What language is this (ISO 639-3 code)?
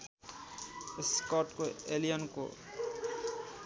nep